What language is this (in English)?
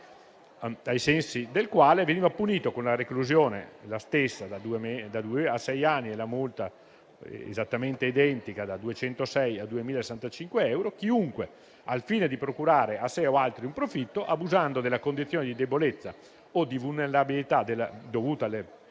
Italian